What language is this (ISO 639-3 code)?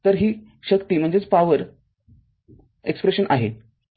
mar